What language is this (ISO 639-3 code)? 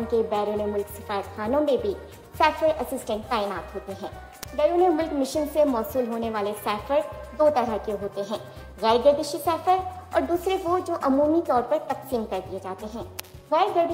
hin